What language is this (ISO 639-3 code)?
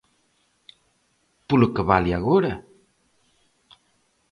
glg